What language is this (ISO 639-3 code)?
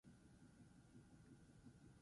eus